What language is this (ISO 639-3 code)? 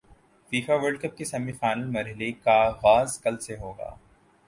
urd